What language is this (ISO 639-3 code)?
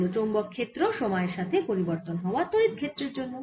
ben